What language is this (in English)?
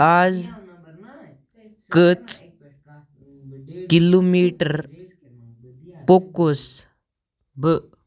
Kashmiri